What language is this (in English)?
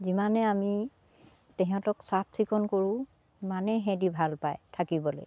Assamese